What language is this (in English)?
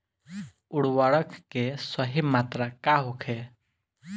Bhojpuri